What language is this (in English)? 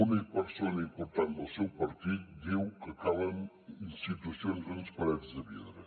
Catalan